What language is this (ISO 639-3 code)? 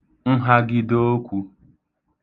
ibo